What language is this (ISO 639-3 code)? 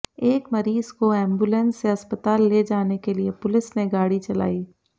hin